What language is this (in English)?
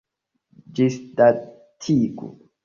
Esperanto